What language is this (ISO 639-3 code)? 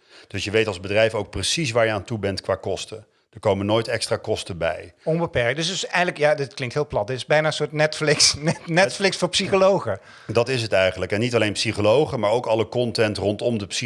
nld